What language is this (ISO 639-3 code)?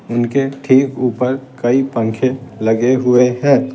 hin